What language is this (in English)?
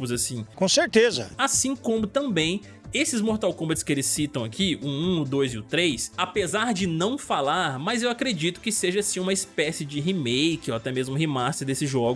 Portuguese